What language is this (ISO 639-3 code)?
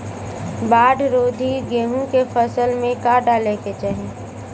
bho